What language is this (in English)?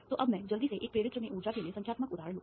Hindi